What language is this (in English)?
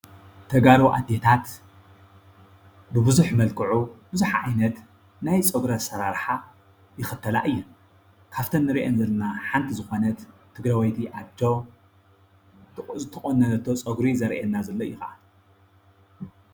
Tigrinya